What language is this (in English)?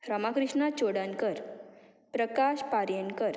Konkani